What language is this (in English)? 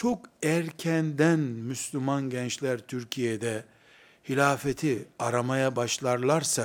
Turkish